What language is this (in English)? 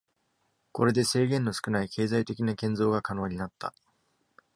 Japanese